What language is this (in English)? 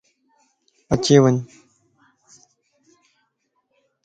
Lasi